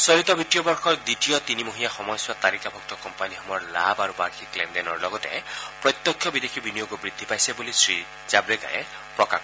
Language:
Assamese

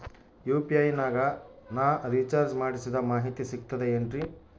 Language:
Kannada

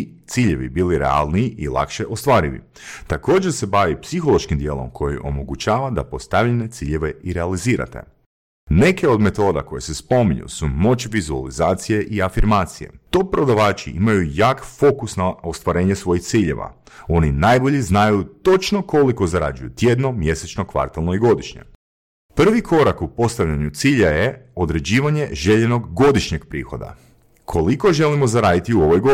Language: Croatian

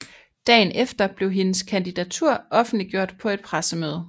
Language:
Danish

